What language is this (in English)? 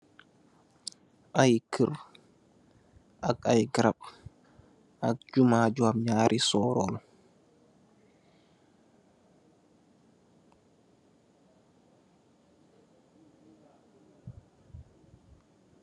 Wolof